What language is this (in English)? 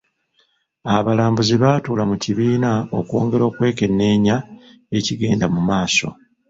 Ganda